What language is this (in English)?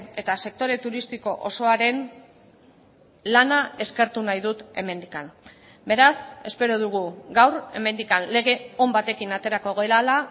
Basque